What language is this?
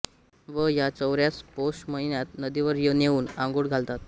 Marathi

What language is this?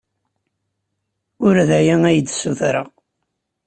Kabyle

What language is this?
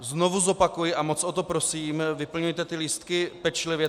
Czech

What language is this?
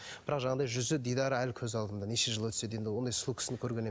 Kazakh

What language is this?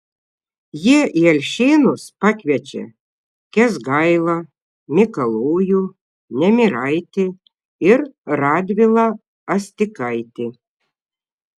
Lithuanian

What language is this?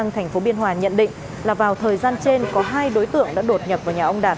Vietnamese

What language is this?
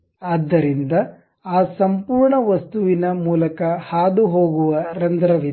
Kannada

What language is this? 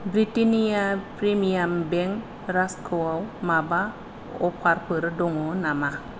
Bodo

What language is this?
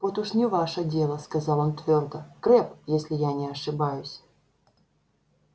Russian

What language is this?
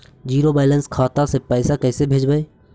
Magahi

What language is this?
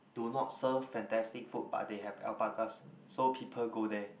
English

